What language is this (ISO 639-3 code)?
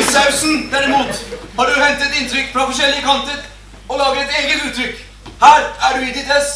nor